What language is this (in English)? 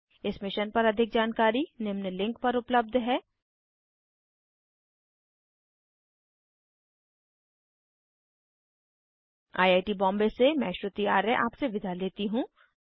Hindi